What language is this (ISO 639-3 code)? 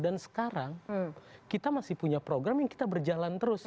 ind